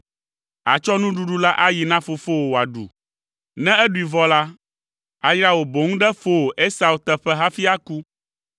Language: Ewe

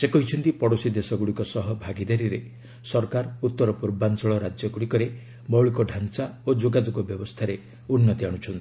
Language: Odia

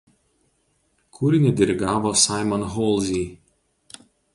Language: Lithuanian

